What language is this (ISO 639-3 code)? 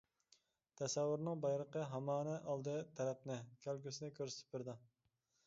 uig